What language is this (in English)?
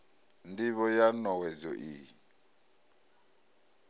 Venda